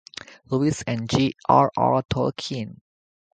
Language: English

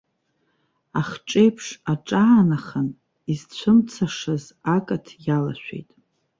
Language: Abkhazian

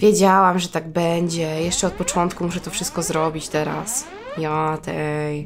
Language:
Polish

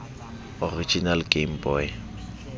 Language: Southern Sotho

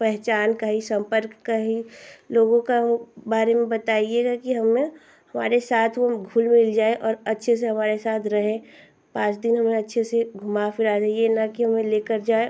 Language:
Hindi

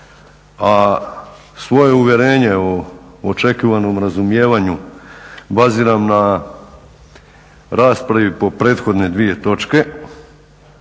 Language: Croatian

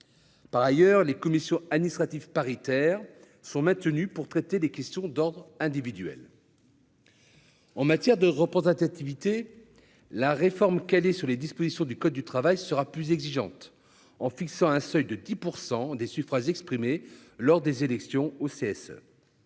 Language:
French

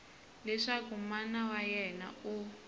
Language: Tsonga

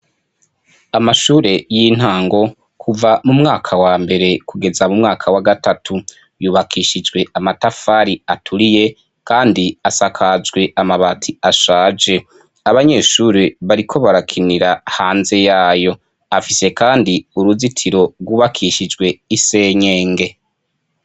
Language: Rundi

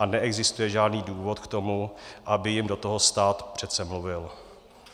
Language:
Czech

